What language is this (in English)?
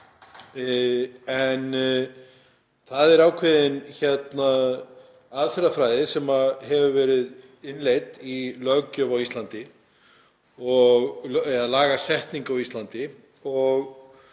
Icelandic